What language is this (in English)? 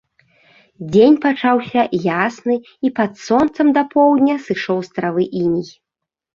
Belarusian